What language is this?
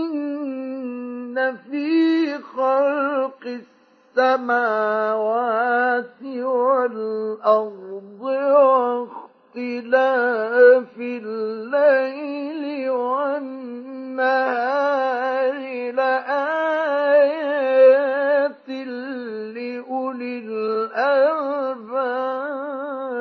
Arabic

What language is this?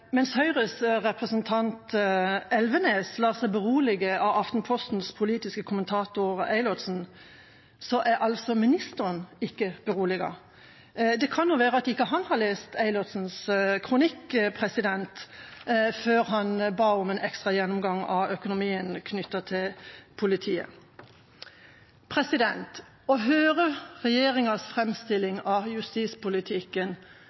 Norwegian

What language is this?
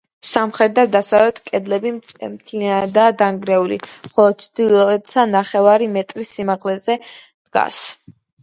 Georgian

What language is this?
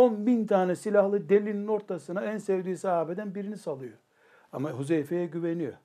Turkish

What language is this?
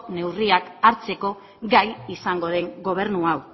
Basque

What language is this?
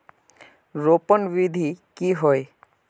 Magahi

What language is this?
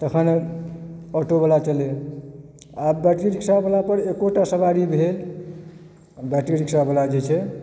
Maithili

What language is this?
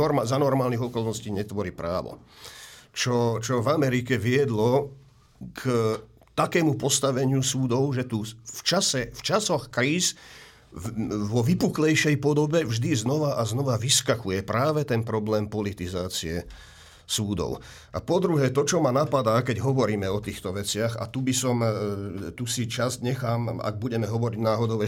Slovak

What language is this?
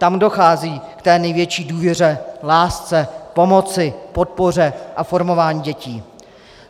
Czech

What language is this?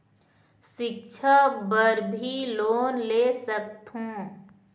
Chhattisgarhi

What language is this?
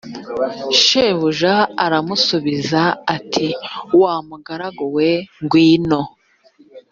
Kinyarwanda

